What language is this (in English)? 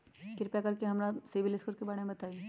Magahi